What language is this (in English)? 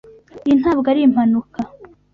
Kinyarwanda